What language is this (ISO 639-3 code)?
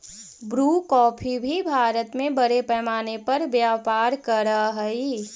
mag